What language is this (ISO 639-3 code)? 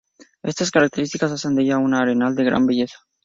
spa